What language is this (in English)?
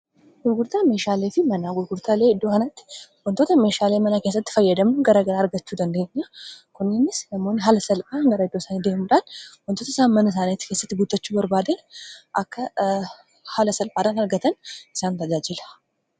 Oromo